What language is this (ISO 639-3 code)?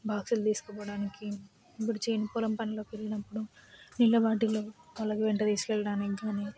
tel